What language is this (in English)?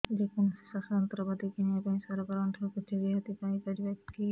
Odia